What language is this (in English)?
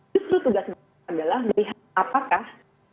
Indonesian